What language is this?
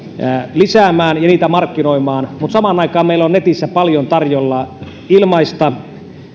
Finnish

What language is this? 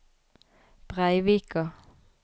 Norwegian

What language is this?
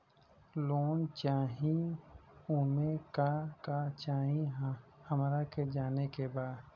Bhojpuri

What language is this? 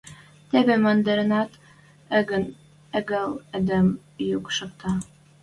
Western Mari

